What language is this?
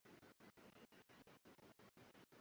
Swahili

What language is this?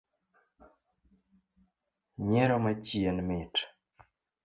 Luo (Kenya and Tanzania)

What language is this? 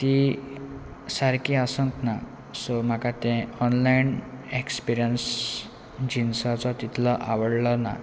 Konkani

